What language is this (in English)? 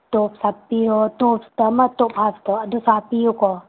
Manipuri